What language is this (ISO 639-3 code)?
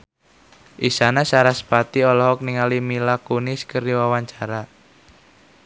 sun